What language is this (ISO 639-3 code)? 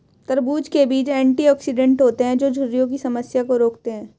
hin